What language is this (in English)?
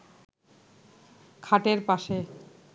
Bangla